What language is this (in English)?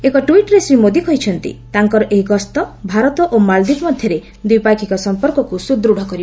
Odia